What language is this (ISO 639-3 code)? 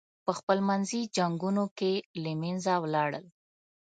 pus